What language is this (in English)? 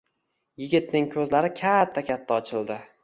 Uzbek